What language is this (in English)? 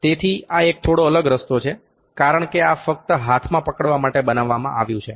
Gujarati